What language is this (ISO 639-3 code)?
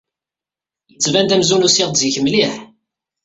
kab